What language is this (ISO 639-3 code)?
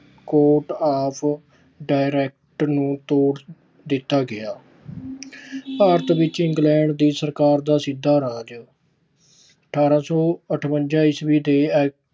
pan